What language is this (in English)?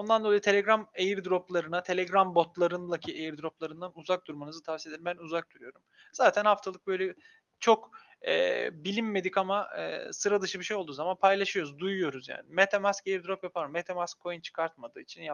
Turkish